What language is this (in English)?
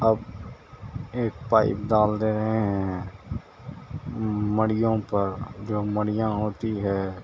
Urdu